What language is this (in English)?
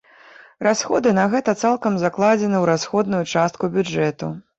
Belarusian